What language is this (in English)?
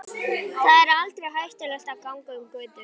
Icelandic